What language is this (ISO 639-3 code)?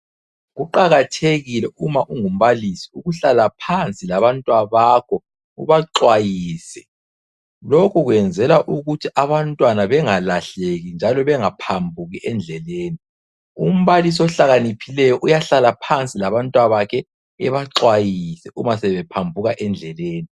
nde